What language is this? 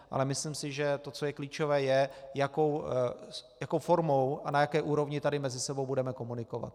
Czech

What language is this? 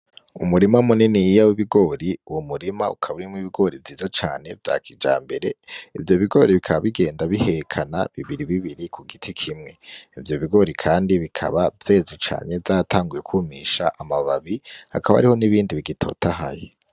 Rundi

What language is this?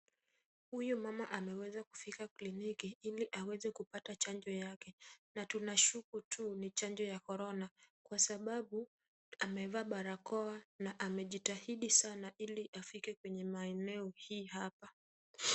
Swahili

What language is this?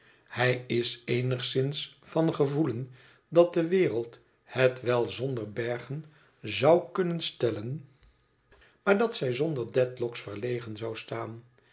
Dutch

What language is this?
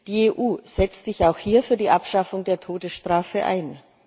German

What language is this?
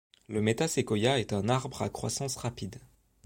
French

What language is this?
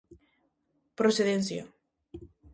Galician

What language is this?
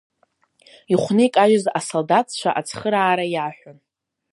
Abkhazian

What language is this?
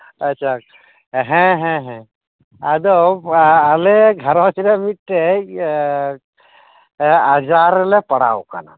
Santali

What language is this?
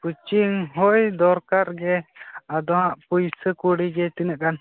Santali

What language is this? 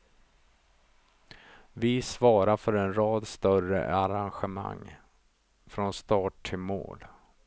Swedish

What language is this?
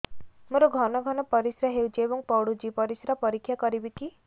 Odia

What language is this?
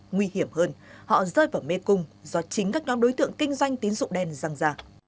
Vietnamese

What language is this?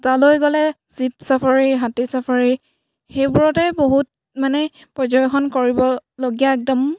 Assamese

